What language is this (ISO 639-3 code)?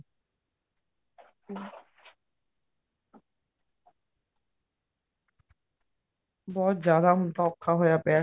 pan